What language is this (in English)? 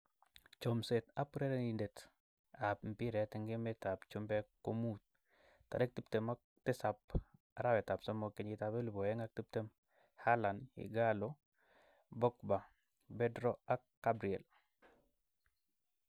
Kalenjin